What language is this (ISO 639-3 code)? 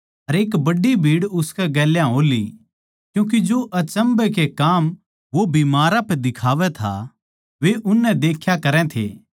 bgc